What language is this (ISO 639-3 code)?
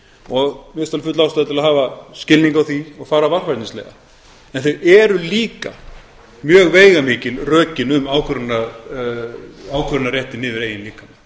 isl